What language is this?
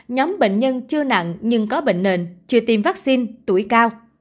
Vietnamese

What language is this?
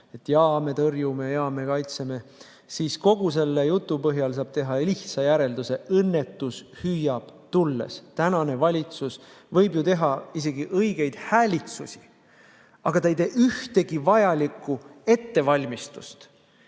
Estonian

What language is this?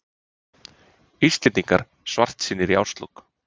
Icelandic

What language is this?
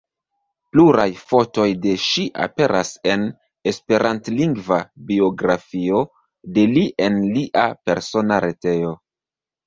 Esperanto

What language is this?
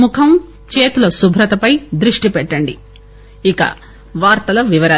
Telugu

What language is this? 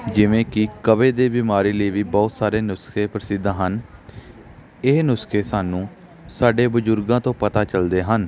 Punjabi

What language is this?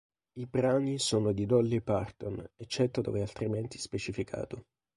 Italian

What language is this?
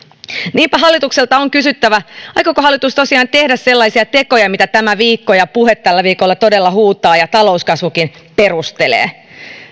Finnish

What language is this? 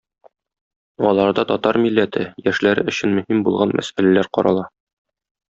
Tatar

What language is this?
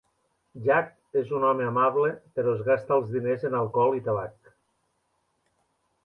Catalan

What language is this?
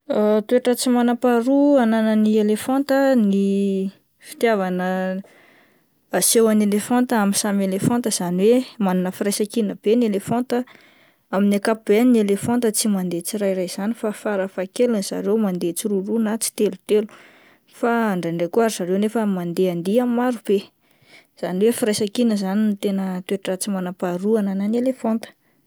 Malagasy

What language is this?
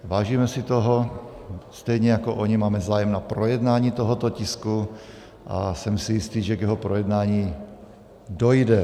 Czech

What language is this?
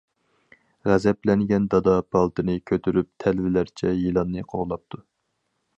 Uyghur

